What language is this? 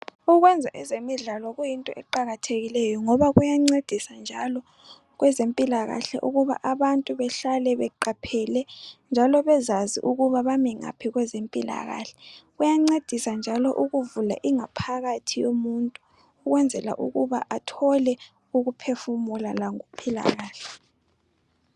North Ndebele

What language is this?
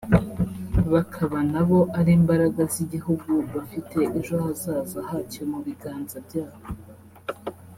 Kinyarwanda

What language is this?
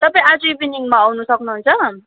Nepali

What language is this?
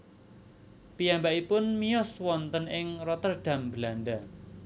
Javanese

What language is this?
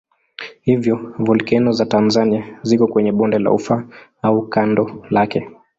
Swahili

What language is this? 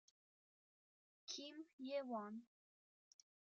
Italian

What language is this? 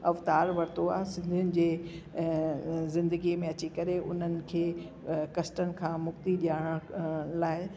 Sindhi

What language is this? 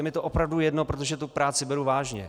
Czech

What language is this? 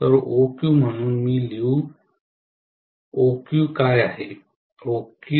Marathi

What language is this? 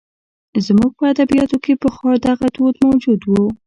Pashto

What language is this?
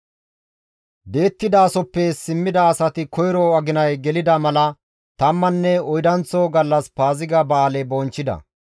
Gamo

